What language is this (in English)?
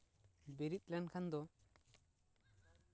Santali